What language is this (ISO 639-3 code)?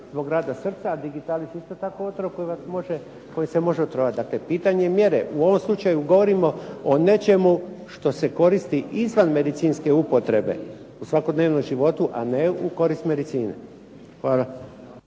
hrv